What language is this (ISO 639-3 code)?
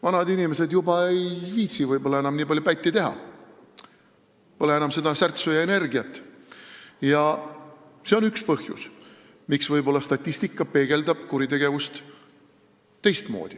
est